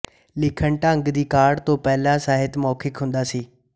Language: Punjabi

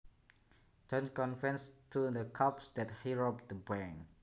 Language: Javanese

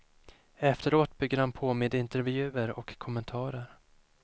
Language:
Swedish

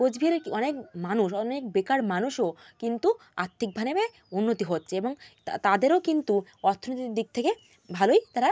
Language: Bangla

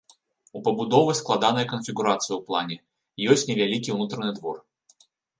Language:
Belarusian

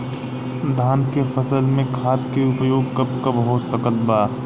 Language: Bhojpuri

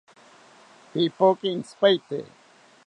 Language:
South Ucayali Ashéninka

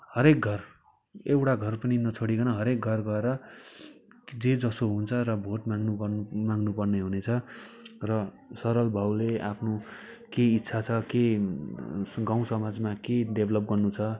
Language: Nepali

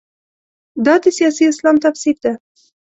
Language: Pashto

